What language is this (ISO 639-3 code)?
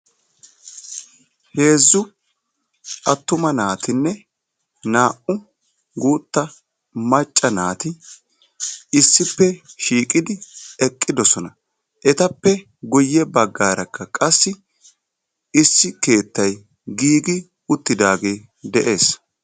wal